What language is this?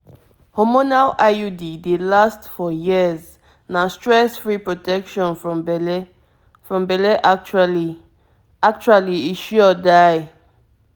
Nigerian Pidgin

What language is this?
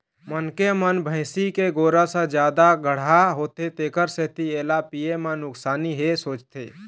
Chhattisgarhi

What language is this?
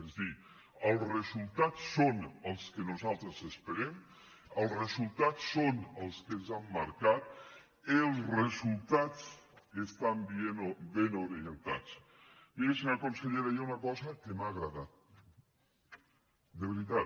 Catalan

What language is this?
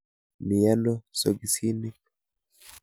Kalenjin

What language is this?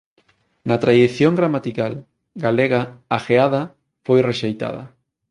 Galician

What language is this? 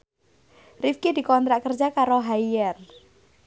Javanese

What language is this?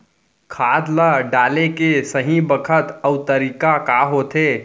Chhattisgarhi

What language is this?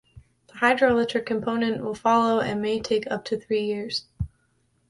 English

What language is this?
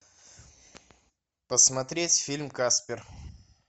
Russian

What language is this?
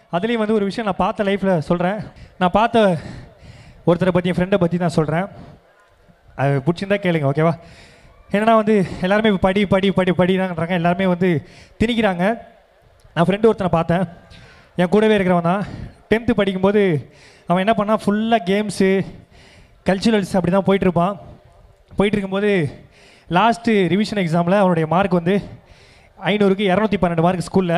Tamil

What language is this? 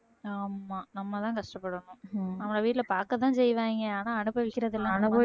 Tamil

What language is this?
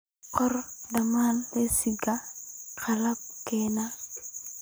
Somali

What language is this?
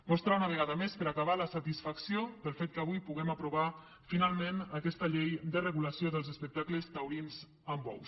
Catalan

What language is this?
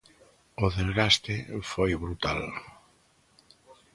Galician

